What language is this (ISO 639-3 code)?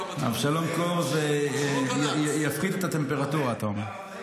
heb